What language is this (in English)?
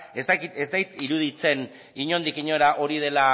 Basque